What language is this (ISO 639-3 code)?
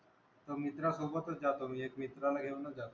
mar